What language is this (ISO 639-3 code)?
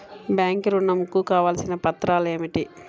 tel